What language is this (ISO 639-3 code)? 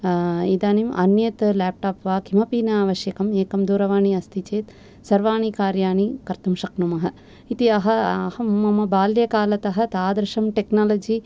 san